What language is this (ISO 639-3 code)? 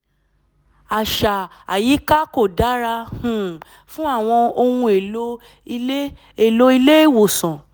yor